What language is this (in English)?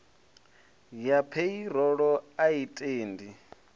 Venda